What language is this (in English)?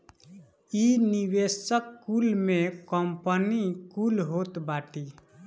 Bhojpuri